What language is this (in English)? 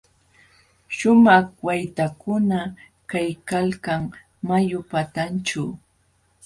Jauja Wanca Quechua